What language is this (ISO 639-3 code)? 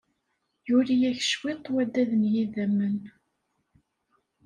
kab